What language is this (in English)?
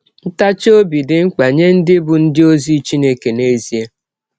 Igbo